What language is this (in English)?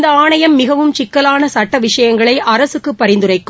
Tamil